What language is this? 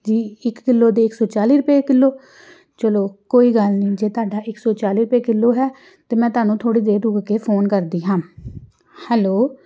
Punjabi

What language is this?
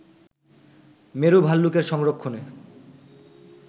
Bangla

